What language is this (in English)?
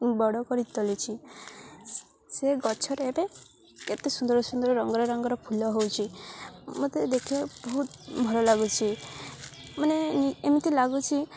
Odia